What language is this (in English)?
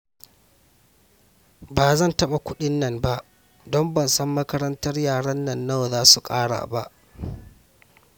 Hausa